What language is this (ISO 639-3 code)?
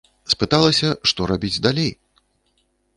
bel